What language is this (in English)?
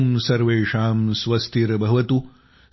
Marathi